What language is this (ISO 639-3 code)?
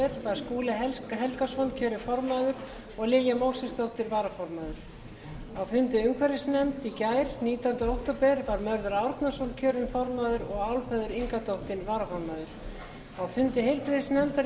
isl